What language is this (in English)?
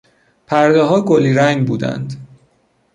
Persian